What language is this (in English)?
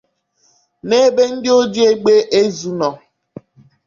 Igbo